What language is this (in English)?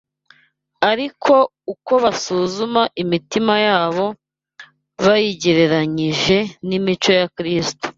Kinyarwanda